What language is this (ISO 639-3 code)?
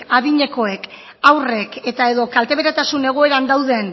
eus